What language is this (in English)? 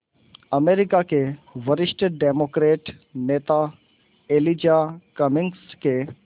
Hindi